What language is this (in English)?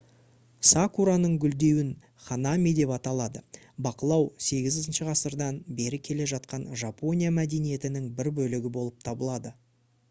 Kazakh